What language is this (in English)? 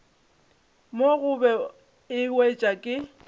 Northern Sotho